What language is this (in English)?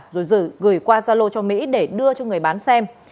Vietnamese